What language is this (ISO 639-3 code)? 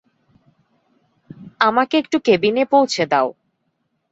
ben